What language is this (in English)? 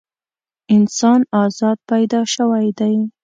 Pashto